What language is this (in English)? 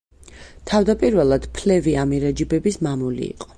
Georgian